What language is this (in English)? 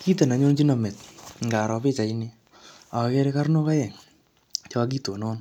Kalenjin